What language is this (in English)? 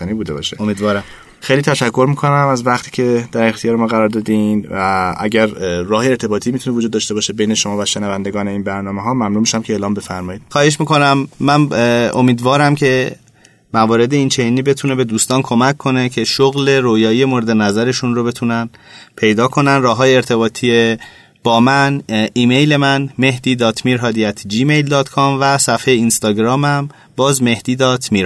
Persian